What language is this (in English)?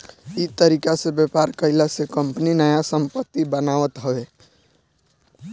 Bhojpuri